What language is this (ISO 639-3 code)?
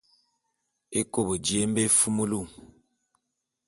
bum